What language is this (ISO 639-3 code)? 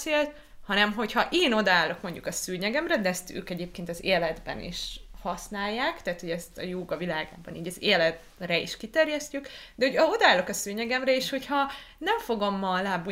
hun